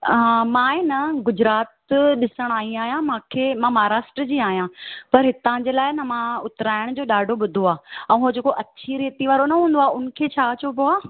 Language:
Sindhi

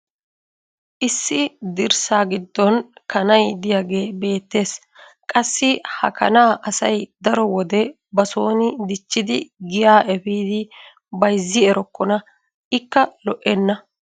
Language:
Wolaytta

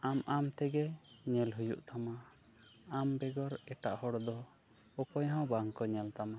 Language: Santali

